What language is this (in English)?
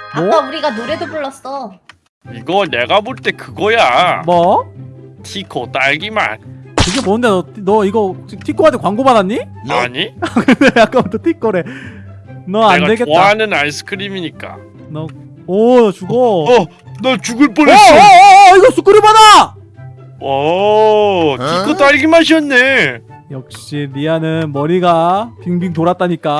Korean